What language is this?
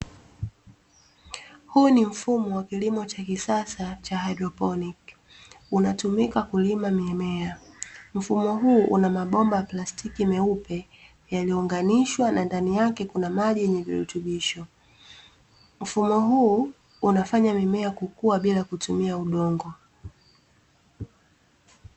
Swahili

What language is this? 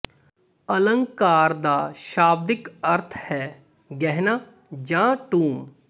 Punjabi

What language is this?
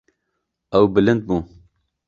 Kurdish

